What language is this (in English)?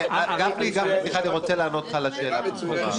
Hebrew